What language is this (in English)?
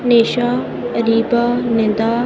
Urdu